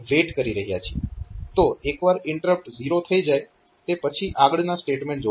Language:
Gujarati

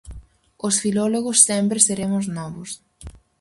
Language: Galician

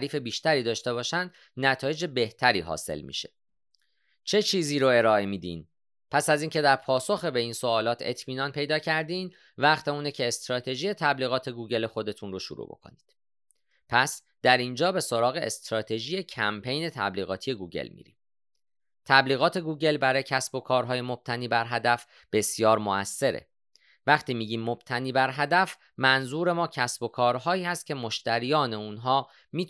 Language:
Persian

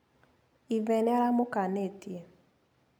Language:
Kikuyu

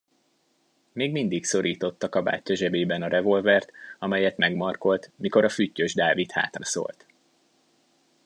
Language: Hungarian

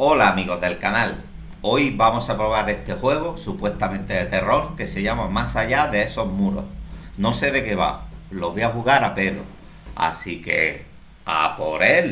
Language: Spanish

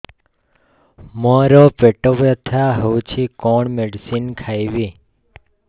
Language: Odia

